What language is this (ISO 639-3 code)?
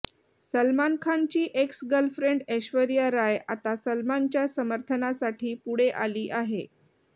mar